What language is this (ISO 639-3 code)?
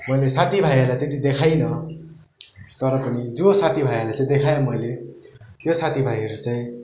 nep